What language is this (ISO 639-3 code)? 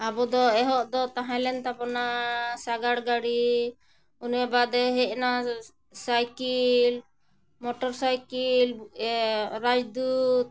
sat